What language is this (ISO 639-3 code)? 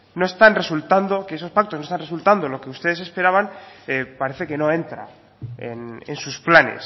spa